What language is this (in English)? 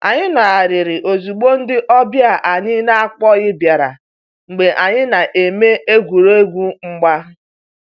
Igbo